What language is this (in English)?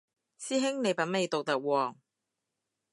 Cantonese